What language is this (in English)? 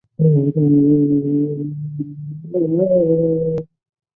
Chinese